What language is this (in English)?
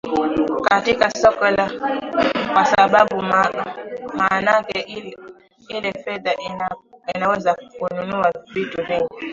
Swahili